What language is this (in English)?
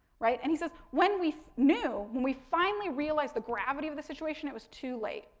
English